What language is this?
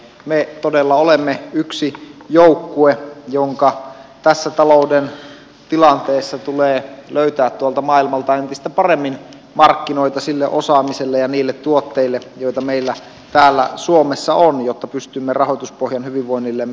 Finnish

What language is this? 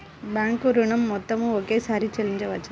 Telugu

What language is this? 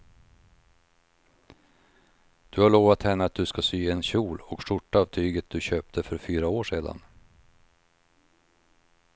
Swedish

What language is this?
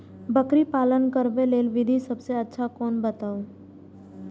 Maithili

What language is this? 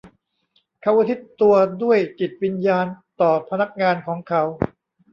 Thai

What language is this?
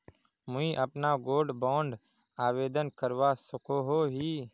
Magahi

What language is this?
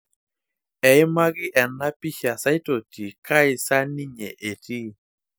Masai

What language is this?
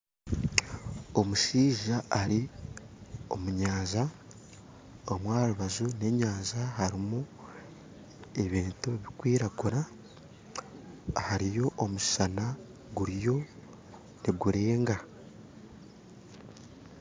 Nyankole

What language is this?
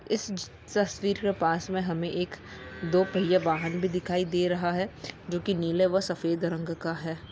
Magahi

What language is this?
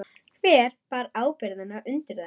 Icelandic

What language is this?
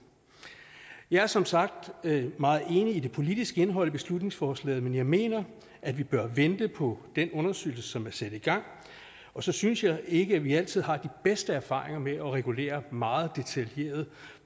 Danish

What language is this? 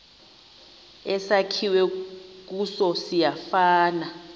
Xhosa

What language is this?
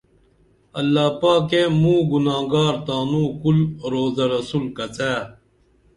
Dameli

